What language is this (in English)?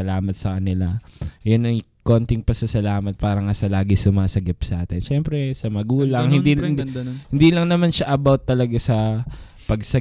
Filipino